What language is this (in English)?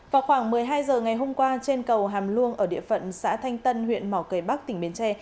Vietnamese